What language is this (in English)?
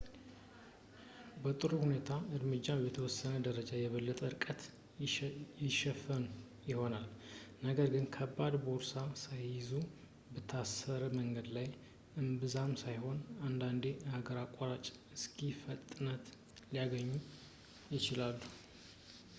Amharic